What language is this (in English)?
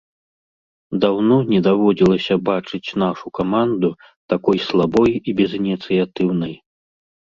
Belarusian